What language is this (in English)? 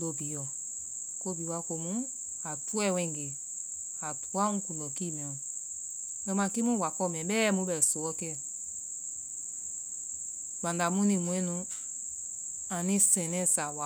Vai